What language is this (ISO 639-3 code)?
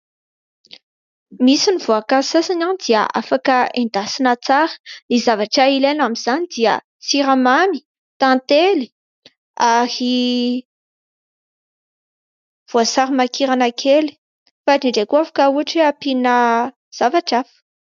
mlg